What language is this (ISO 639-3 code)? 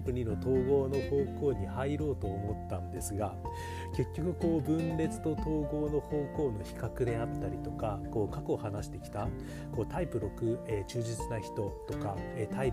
jpn